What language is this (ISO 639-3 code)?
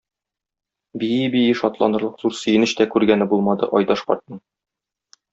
tat